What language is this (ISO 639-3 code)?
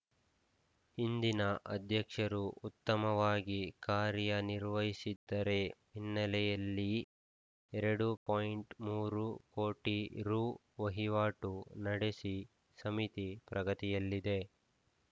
kan